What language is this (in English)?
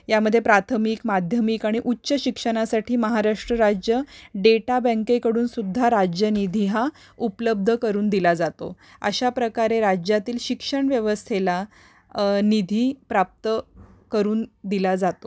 Marathi